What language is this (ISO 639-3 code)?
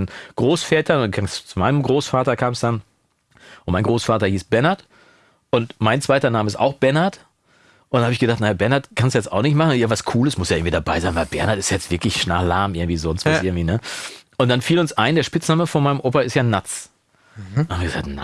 deu